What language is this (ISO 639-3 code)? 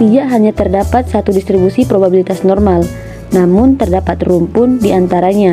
ind